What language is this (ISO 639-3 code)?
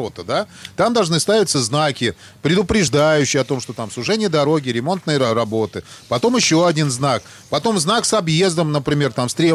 rus